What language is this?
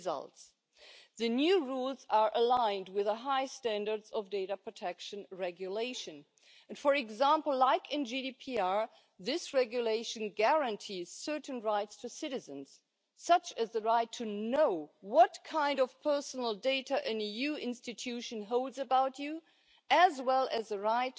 Croatian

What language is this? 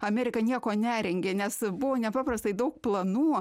Lithuanian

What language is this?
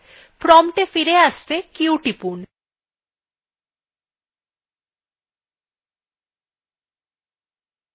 Bangla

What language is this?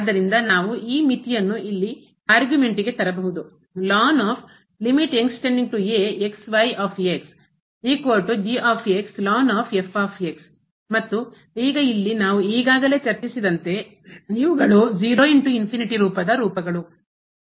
Kannada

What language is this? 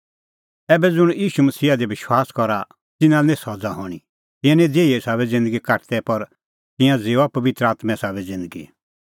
Kullu Pahari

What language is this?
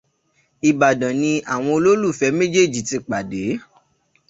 Yoruba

